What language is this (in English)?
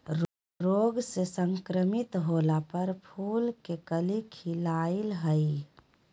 Magahi